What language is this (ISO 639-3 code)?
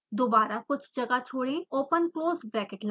hin